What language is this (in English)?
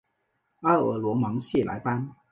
Chinese